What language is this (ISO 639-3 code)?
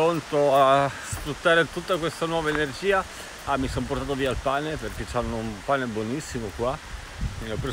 ita